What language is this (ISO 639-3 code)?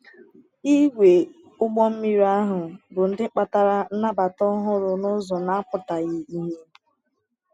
ibo